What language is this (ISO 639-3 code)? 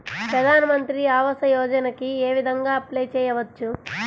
tel